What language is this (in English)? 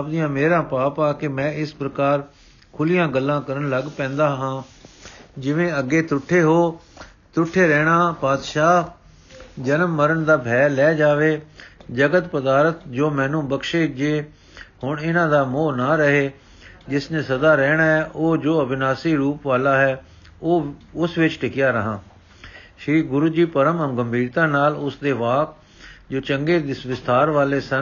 Punjabi